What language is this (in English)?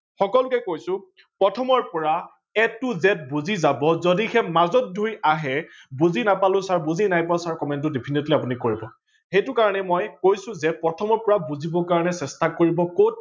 Assamese